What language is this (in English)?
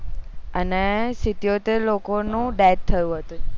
Gujarati